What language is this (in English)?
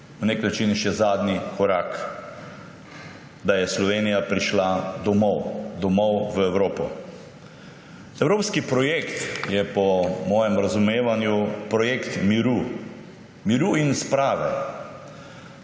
Slovenian